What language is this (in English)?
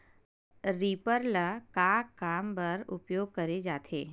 Chhattisgarhi